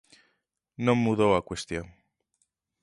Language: Galician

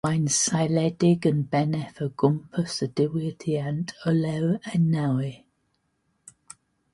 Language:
Welsh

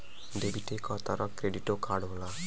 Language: Bhojpuri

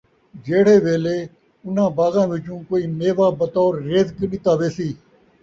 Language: Saraiki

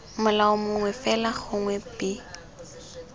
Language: Tswana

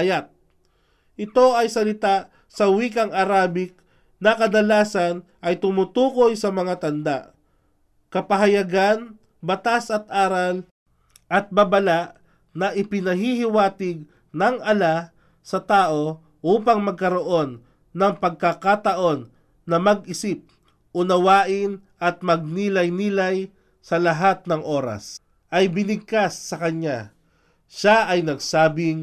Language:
Filipino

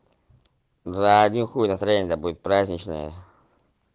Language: Russian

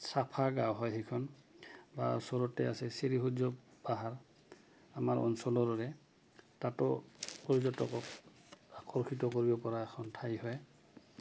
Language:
Assamese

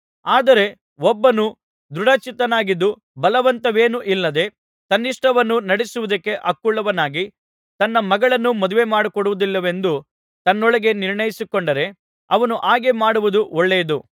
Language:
Kannada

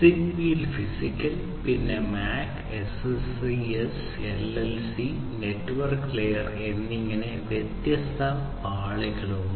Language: Malayalam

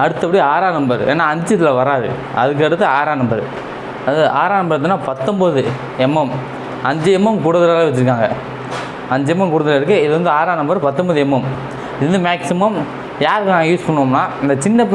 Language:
Tamil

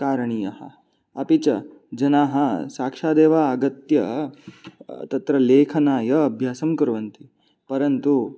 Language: Sanskrit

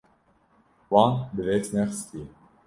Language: Kurdish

